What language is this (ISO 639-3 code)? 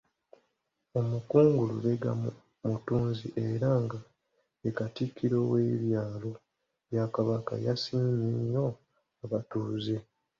lug